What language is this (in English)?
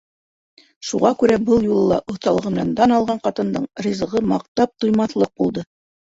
Bashkir